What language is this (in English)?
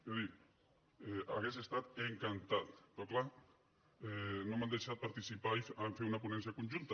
Catalan